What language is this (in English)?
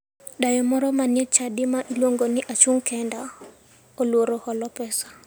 Luo (Kenya and Tanzania)